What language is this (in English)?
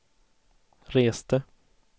Swedish